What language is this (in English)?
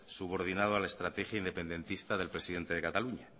Spanish